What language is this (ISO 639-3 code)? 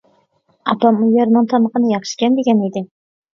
uig